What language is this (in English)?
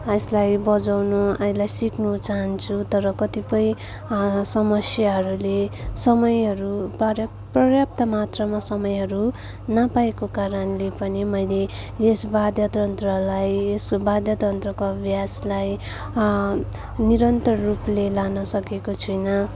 Nepali